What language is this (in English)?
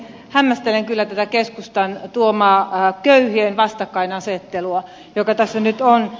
Finnish